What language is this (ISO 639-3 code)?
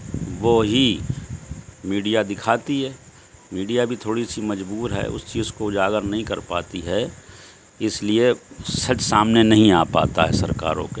urd